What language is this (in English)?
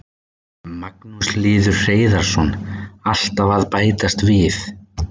Icelandic